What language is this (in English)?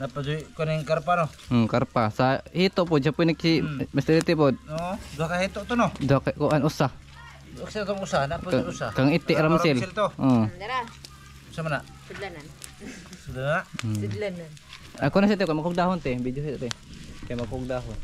Filipino